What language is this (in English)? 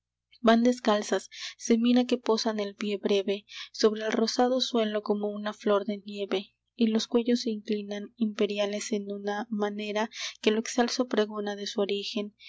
Spanish